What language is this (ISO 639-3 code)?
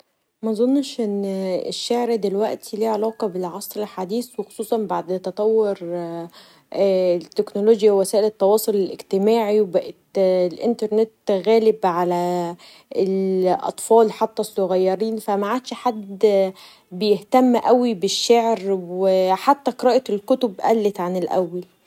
arz